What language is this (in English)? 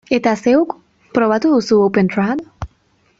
Basque